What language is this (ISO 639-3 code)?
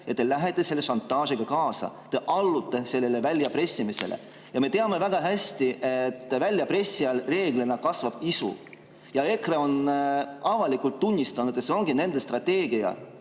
est